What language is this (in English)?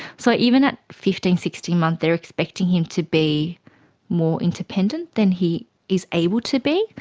English